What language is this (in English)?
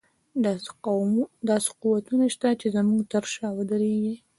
Pashto